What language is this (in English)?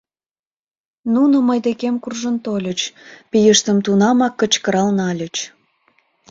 Mari